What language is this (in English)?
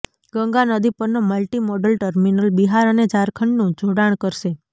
Gujarati